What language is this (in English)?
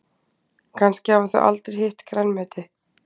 Icelandic